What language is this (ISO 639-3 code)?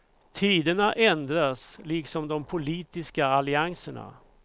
swe